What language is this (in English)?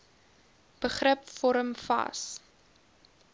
Afrikaans